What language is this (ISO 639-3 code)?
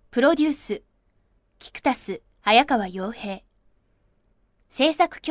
jpn